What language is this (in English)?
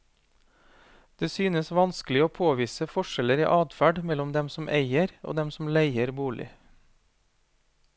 Norwegian